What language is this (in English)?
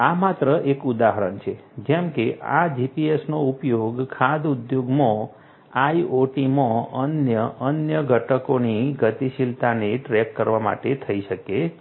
Gujarati